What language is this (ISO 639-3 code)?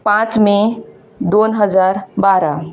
kok